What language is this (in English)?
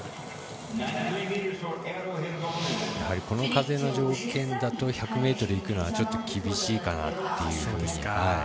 Japanese